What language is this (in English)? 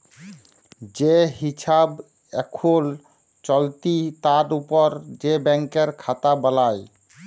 Bangla